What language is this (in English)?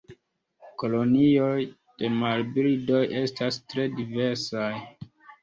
Esperanto